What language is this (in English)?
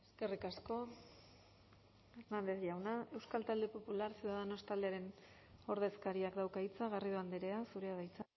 Basque